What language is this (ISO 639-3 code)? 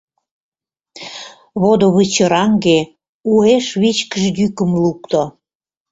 chm